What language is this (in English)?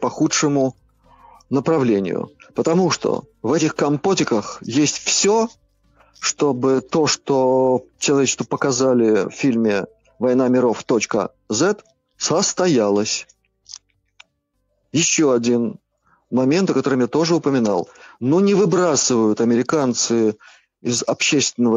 Russian